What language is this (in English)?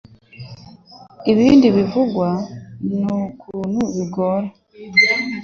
Kinyarwanda